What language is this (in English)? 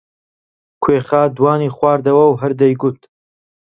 Central Kurdish